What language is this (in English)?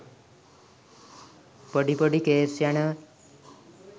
Sinhala